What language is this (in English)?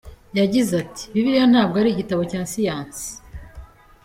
Kinyarwanda